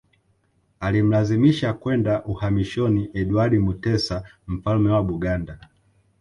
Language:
Swahili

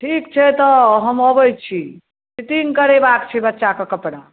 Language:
Maithili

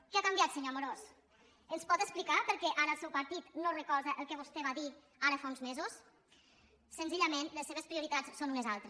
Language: Catalan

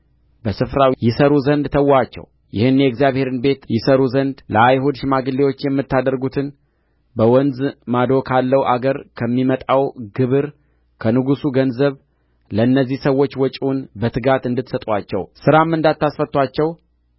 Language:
Amharic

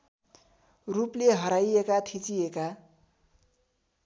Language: Nepali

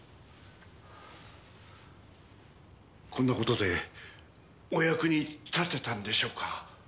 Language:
Japanese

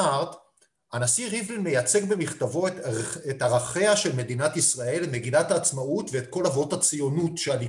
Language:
Hebrew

